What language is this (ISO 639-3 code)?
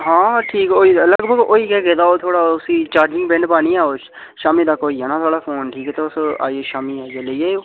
doi